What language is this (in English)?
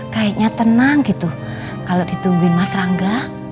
Indonesian